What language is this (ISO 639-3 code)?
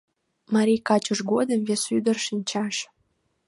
chm